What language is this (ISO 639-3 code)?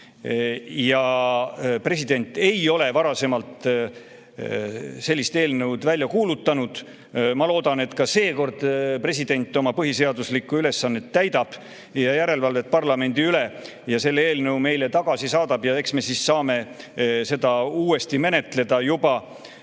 est